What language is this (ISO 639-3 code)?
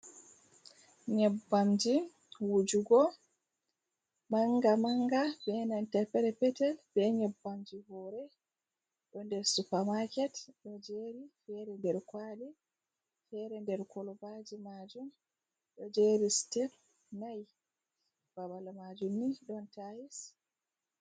ful